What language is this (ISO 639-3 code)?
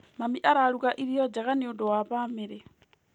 kik